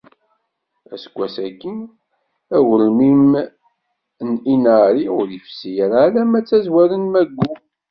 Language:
Kabyle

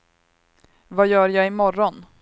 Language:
Swedish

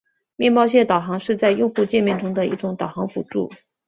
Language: Chinese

